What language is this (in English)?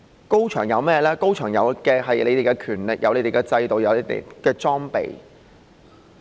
Cantonese